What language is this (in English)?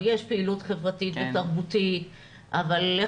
Hebrew